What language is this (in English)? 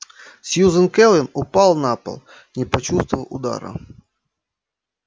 Russian